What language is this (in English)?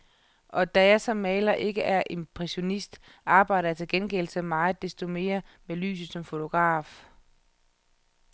Danish